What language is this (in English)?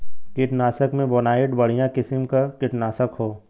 Bhojpuri